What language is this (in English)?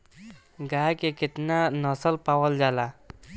Bhojpuri